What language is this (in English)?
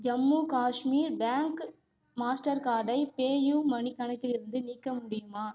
Tamil